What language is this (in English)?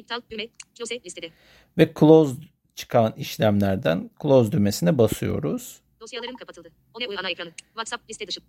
Turkish